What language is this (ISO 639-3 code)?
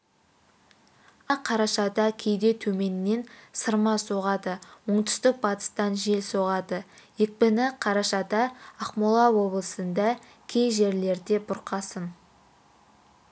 kaz